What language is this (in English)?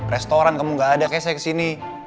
Indonesian